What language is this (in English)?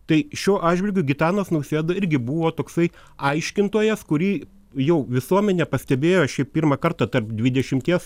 Lithuanian